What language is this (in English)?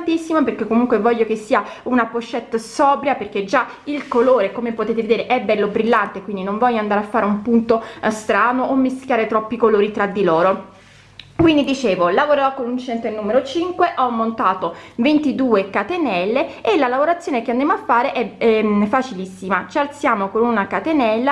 Italian